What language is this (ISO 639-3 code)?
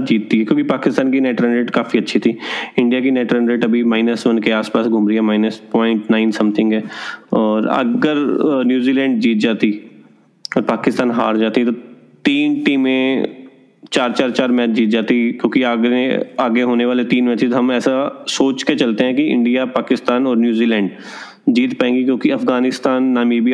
hin